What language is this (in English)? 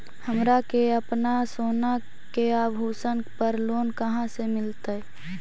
Magahi